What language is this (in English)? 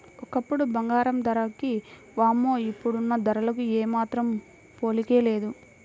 Telugu